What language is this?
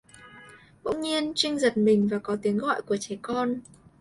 Vietnamese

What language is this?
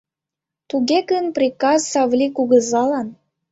Mari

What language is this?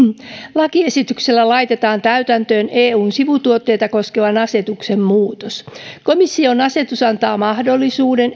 Finnish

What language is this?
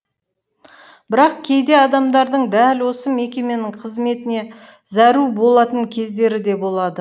Kazakh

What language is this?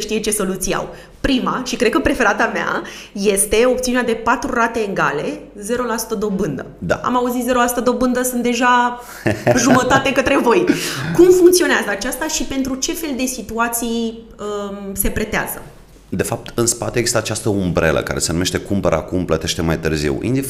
Romanian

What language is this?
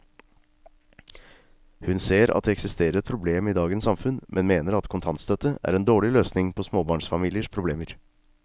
Norwegian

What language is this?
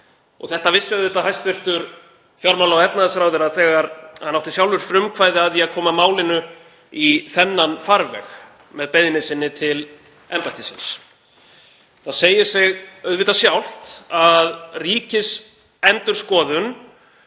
Icelandic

